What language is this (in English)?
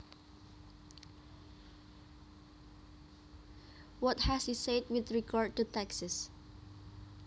Javanese